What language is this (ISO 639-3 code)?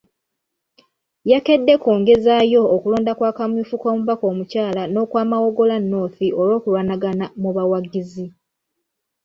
lug